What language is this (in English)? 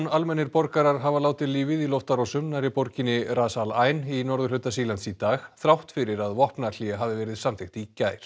Icelandic